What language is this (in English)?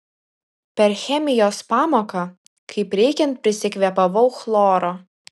Lithuanian